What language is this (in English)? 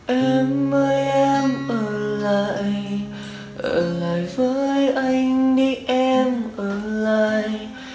Vietnamese